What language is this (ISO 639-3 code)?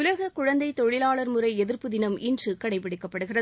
tam